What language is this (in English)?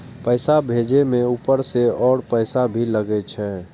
Maithili